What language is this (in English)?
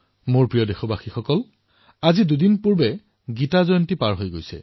Assamese